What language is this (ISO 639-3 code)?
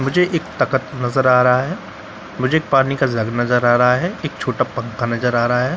hin